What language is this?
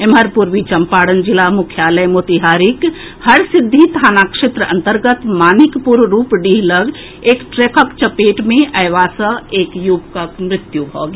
Maithili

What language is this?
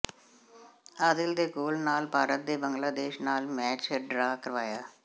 Punjabi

